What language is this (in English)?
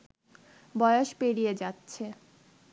Bangla